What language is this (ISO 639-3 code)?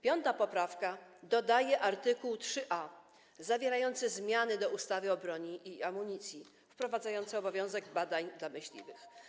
pol